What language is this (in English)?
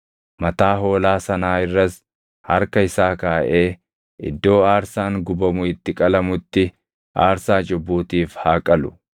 Oromo